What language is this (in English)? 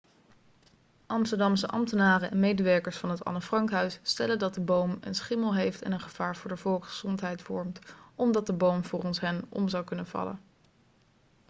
Dutch